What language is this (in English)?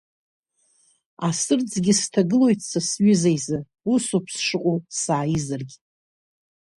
Abkhazian